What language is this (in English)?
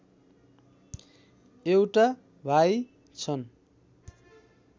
Nepali